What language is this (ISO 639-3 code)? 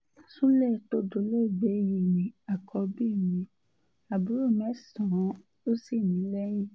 yor